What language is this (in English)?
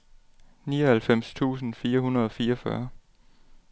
Danish